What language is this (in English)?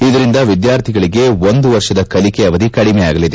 Kannada